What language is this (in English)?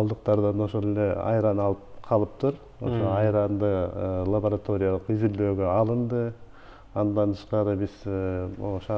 Turkish